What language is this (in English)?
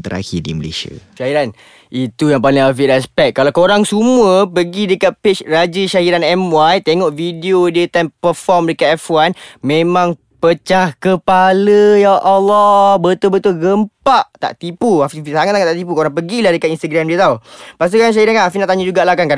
Malay